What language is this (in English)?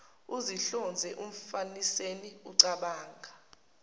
Zulu